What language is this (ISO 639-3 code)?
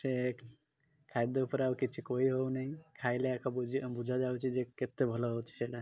ori